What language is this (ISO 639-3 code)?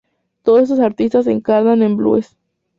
spa